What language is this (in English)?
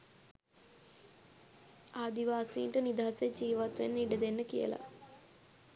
Sinhala